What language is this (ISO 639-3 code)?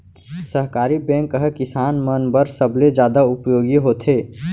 hne